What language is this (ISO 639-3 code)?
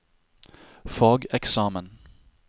nor